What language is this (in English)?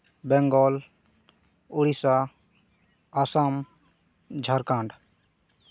Santali